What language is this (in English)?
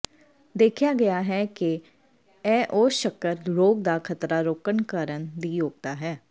Punjabi